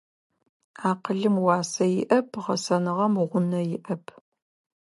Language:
Adyghe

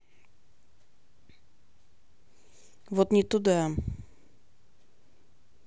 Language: Russian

